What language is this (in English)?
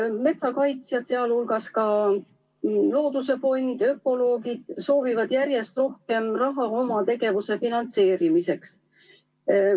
Estonian